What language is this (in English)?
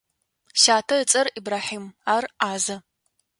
Adyghe